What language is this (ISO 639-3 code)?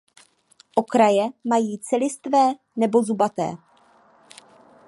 ces